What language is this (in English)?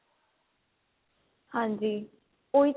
Punjabi